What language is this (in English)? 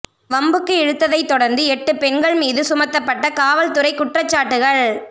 Tamil